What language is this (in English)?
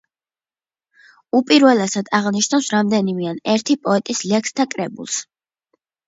Georgian